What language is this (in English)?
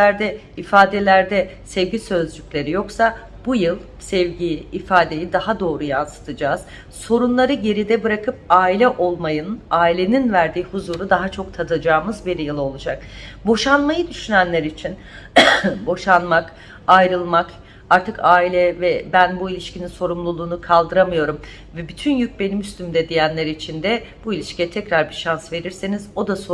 Turkish